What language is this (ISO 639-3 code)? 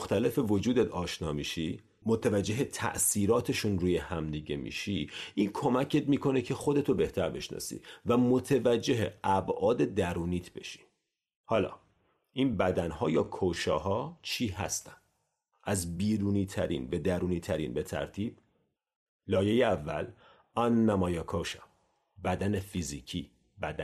fas